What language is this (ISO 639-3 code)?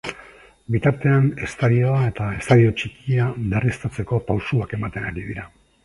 eus